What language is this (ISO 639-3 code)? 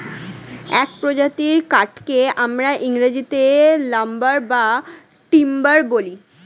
ben